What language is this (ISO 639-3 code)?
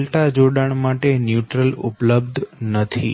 guj